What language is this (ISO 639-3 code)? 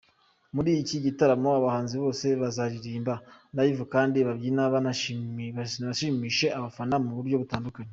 kin